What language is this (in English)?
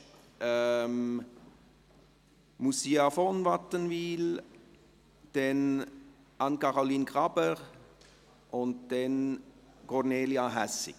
Swiss German